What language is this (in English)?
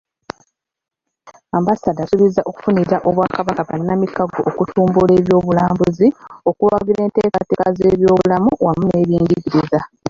Ganda